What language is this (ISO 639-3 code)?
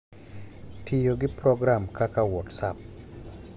luo